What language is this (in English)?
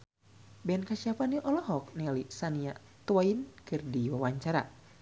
Sundanese